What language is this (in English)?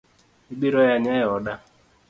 Luo (Kenya and Tanzania)